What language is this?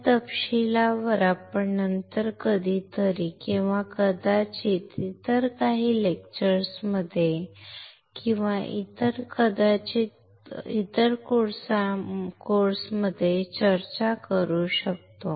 Marathi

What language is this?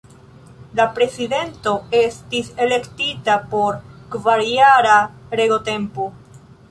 Esperanto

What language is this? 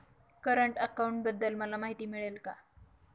Marathi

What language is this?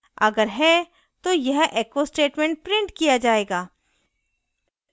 Hindi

